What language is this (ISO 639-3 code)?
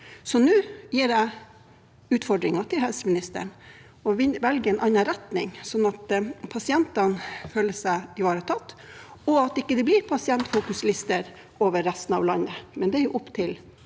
nor